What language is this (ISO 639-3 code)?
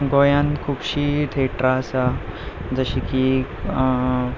kok